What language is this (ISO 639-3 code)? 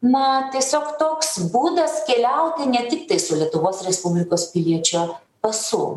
lit